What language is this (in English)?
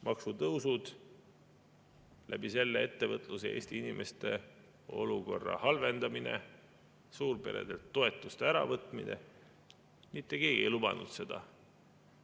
Estonian